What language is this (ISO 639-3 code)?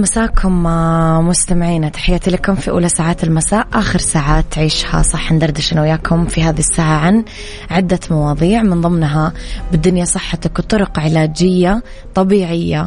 ara